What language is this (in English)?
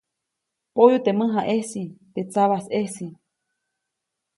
Copainalá Zoque